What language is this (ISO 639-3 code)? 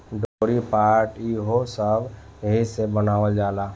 bho